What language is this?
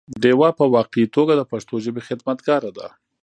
Pashto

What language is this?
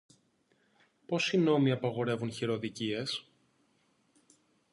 Greek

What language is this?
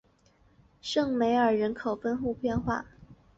Chinese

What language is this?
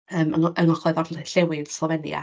Welsh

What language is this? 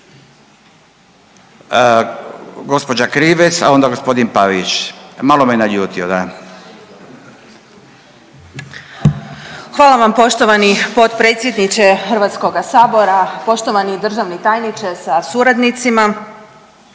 Croatian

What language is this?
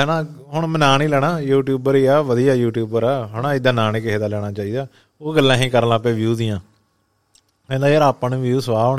Punjabi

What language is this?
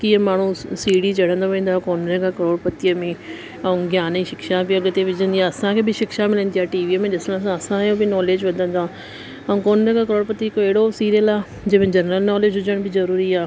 Sindhi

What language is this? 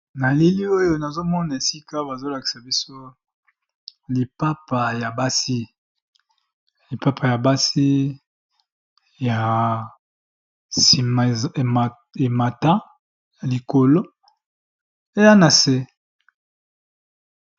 Lingala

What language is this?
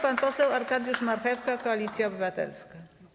Polish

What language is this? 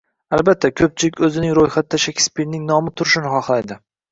Uzbek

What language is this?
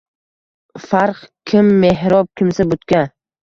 Uzbek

